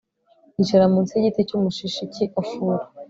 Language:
Kinyarwanda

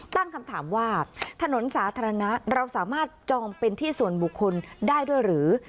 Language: Thai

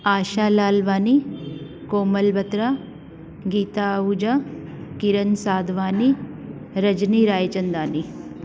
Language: Sindhi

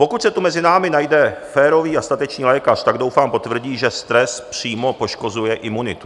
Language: Czech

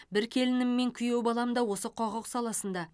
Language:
Kazakh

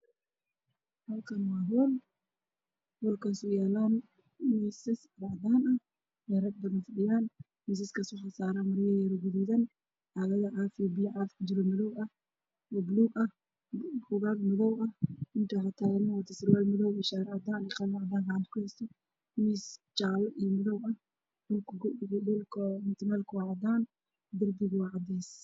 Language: Somali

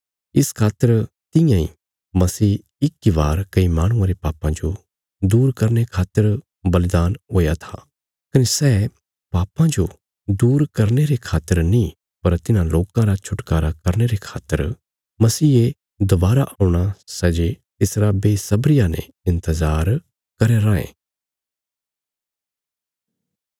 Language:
Bilaspuri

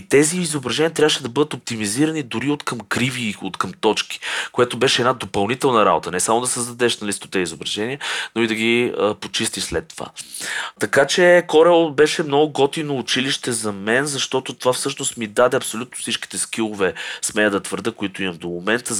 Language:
Bulgarian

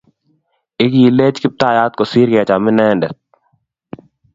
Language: Kalenjin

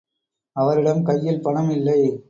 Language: Tamil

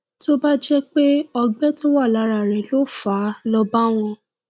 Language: Yoruba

